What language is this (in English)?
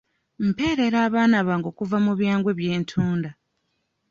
Ganda